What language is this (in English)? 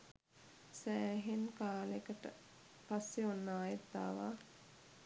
Sinhala